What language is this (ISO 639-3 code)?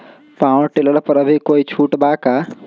mag